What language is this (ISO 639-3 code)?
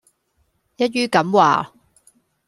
yue